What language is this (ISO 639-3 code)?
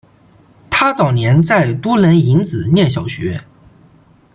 zho